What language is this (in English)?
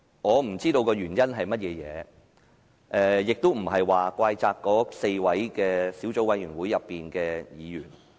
Cantonese